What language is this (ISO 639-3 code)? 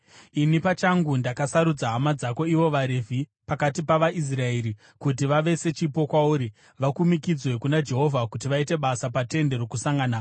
sna